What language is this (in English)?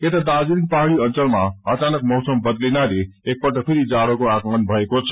Nepali